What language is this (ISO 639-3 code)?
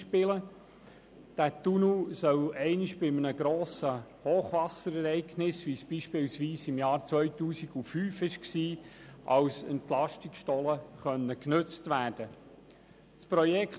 gsw